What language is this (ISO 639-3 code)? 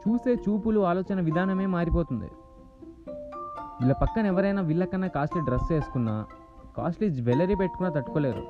tel